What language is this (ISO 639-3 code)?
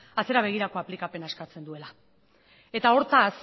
eus